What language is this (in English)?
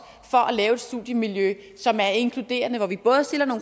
Danish